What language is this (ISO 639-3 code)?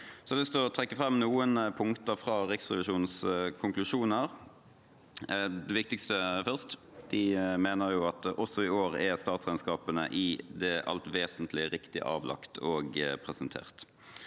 nor